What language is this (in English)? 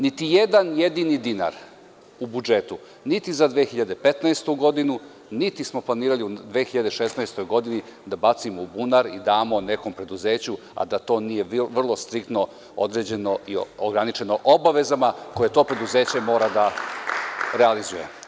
Serbian